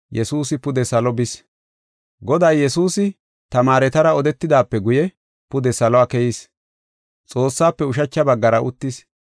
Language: Gofa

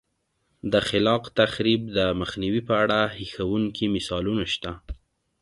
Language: Pashto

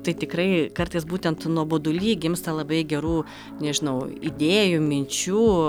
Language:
Lithuanian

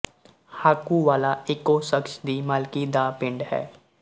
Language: Punjabi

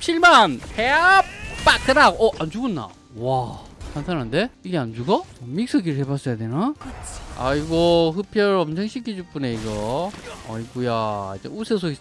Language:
Korean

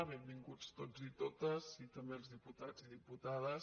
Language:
Catalan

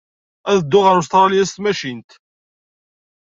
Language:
Kabyle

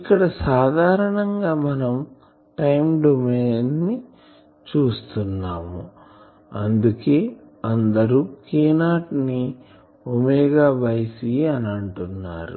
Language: Telugu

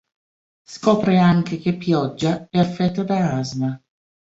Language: Italian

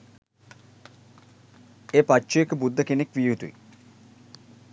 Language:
Sinhala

